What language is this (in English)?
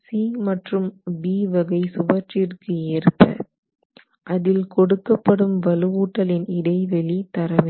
Tamil